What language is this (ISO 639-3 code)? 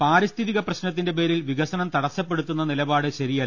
mal